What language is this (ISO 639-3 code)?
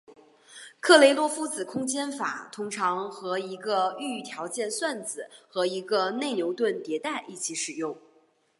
zho